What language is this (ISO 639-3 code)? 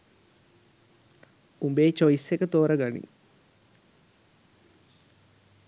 sin